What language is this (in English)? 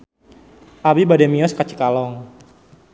Sundanese